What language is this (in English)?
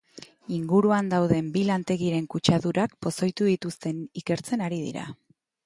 Basque